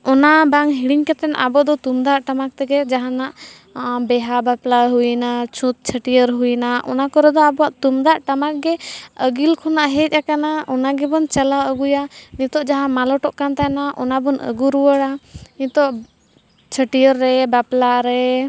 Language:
Santali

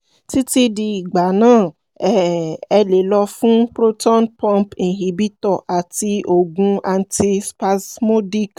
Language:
Yoruba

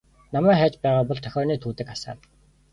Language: Mongolian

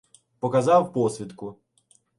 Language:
Ukrainian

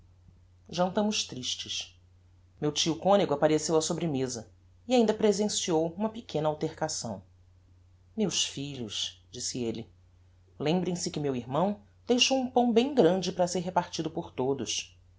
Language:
Portuguese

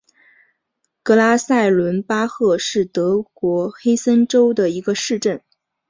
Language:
Chinese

